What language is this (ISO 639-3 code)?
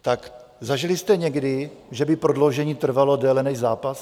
ces